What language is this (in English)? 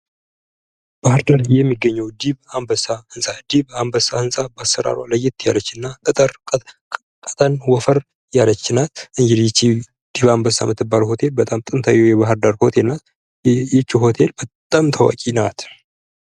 Amharic